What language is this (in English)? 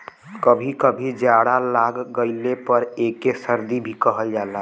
Bhojpuri